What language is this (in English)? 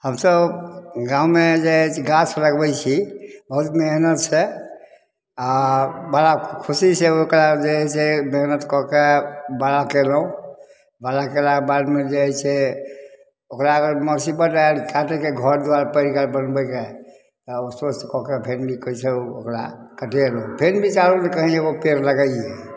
Maithili